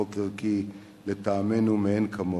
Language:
Hebrew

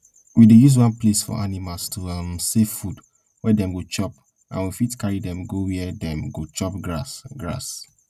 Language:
Nigerian Pidgin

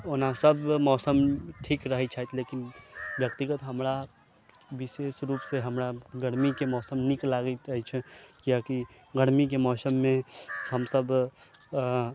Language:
Maithili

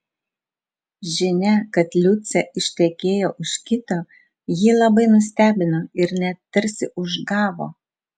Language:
Lithuanian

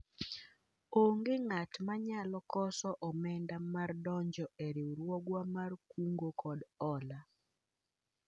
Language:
Luo (Kenya and Tanzania)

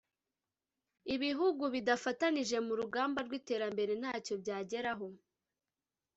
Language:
Kinyarwanda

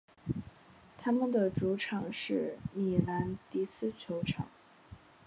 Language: Chinese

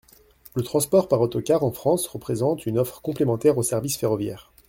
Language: French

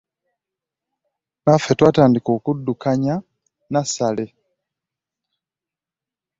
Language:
Ganda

